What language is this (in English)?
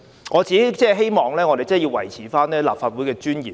Cantonese